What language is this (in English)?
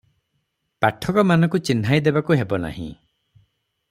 Odia